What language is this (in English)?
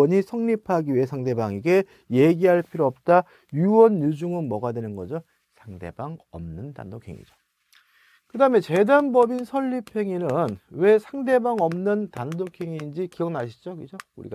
Korean